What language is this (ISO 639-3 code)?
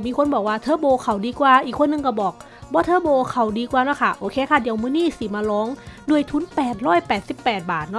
tha